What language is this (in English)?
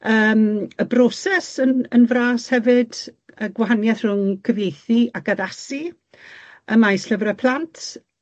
Welsh